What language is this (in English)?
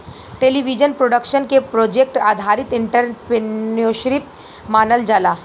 Bhojpuri